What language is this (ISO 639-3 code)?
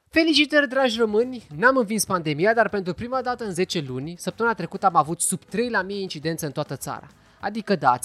ron